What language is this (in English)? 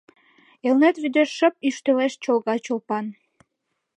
Mari